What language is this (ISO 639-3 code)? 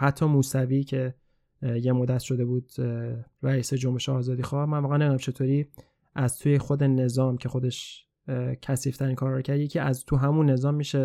fas